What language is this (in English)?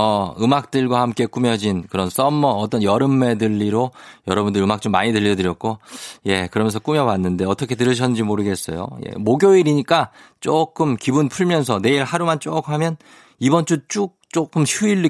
Korean